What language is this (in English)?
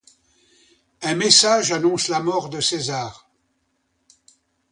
French